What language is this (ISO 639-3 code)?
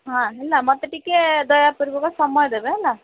ori